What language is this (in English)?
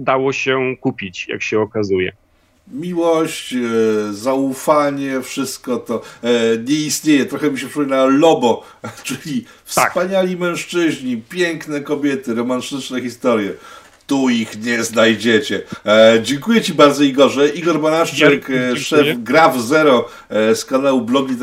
Polish